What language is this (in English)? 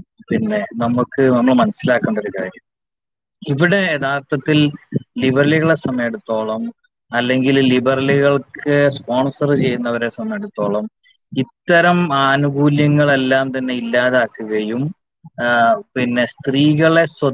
Malayalam